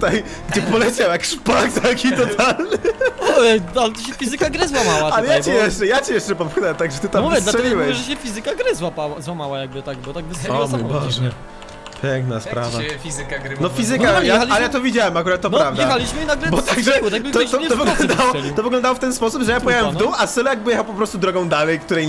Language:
Polish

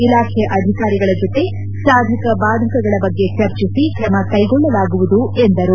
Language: Kannada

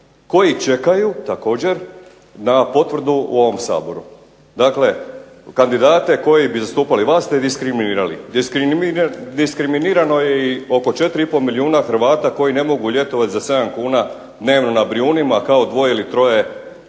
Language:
Croatian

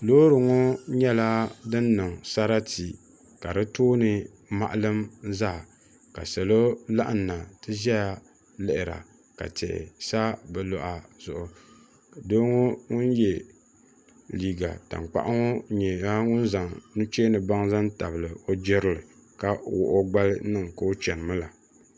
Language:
Dagbani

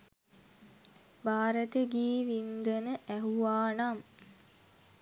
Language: Sinhala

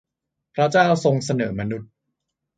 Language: Thai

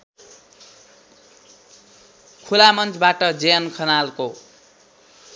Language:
Nepali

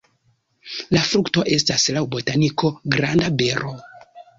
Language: Esperanto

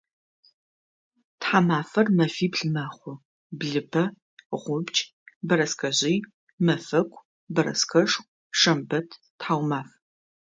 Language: Adyghe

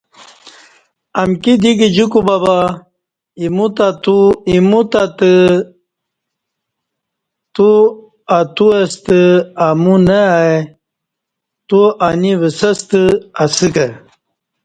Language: Kati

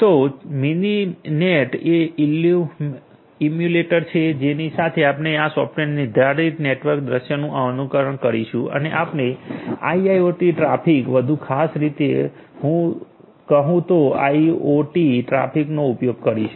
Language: Gujarati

